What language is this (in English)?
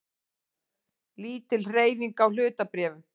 Icelandic